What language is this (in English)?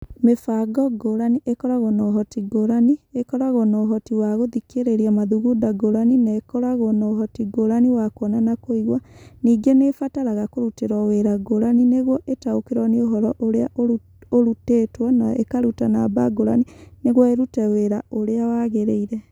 Kikuyu